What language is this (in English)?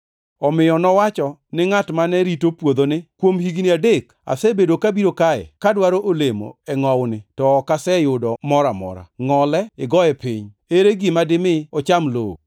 Luo (Kenya and Tanzania)